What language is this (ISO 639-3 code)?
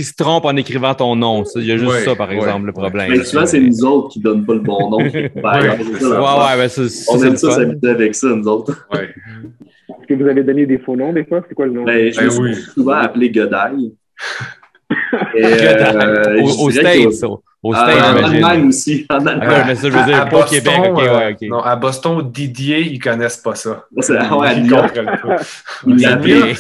fra